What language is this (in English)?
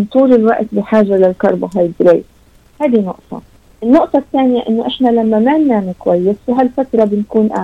Arabic